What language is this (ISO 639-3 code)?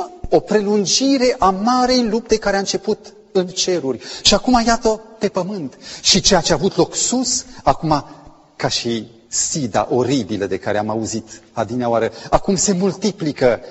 ron